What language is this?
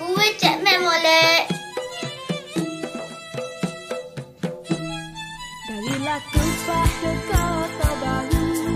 Malay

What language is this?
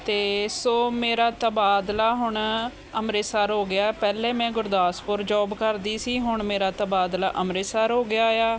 Punjabi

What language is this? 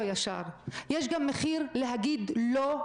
Hebrew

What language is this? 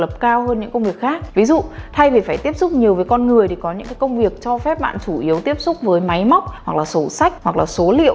Vietnamese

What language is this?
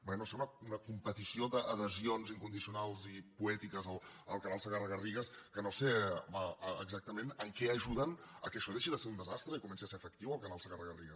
Catalan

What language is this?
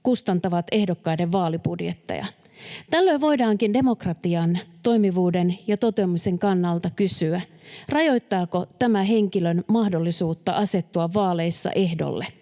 Finnish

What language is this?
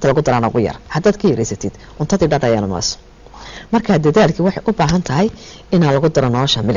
Arabic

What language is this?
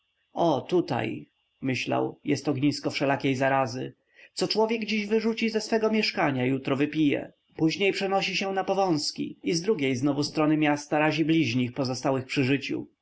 Polish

